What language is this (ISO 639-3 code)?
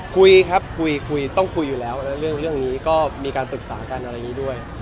tha